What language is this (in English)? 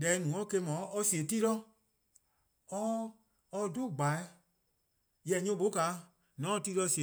Eastern Krahn